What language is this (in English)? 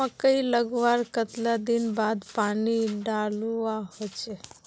Magahi